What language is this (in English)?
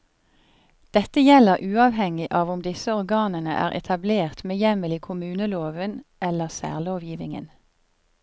Norwegian